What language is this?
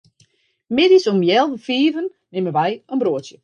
Western Frisian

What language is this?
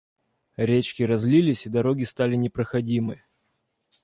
Russian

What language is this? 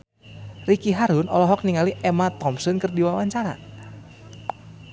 Sundanese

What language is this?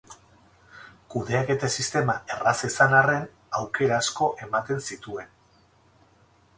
Basque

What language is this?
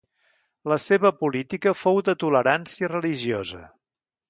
Catalan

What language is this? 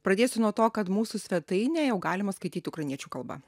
Lithuanian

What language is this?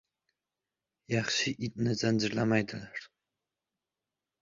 Uzbek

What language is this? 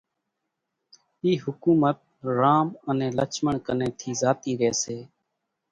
Kachi Koli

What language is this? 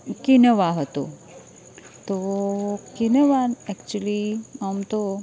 Gujarati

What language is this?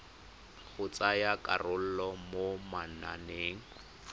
Tswana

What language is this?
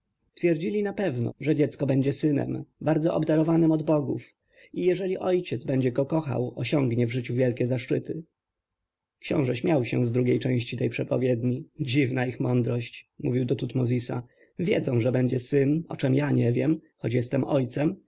Polish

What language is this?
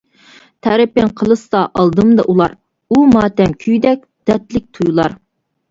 Uyghur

